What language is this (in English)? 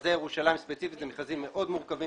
Hebrew